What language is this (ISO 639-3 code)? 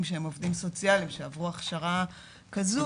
heb